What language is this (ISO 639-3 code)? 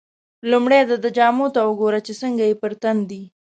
pus